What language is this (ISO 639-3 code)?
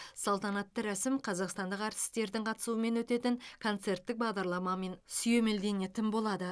kaz